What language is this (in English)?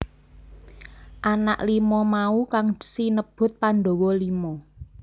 Javanese